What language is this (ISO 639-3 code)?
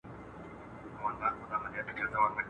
pus